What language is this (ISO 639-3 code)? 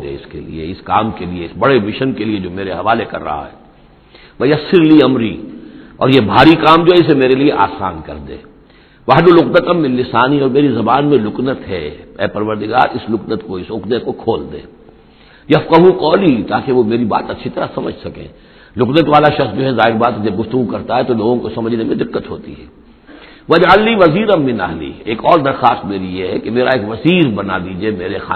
urd